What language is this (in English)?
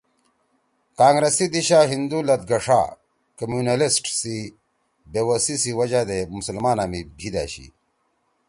Torwali